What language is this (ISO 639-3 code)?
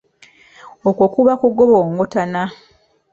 lug